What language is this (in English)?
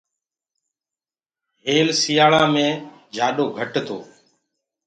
Gurgula